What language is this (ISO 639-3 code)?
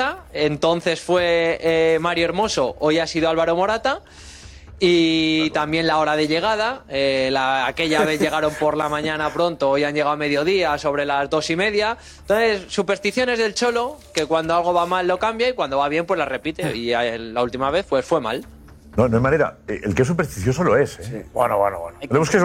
spa